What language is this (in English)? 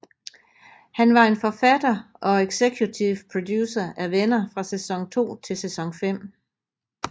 Danish